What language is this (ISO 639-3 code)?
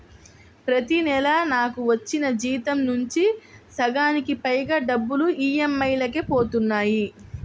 tel